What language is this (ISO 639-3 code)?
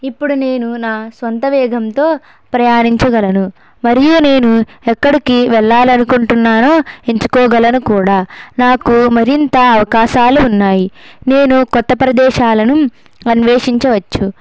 tel